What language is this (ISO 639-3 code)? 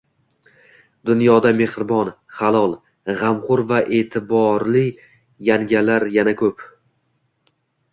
uzb